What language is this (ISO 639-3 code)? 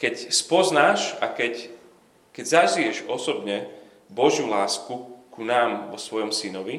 slk